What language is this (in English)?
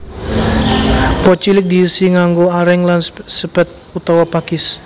Javanese